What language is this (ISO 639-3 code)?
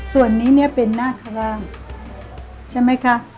tha